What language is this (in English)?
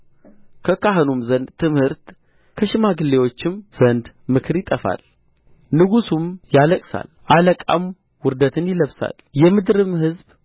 Amharic